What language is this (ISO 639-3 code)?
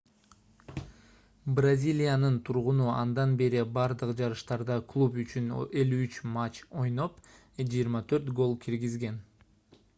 kir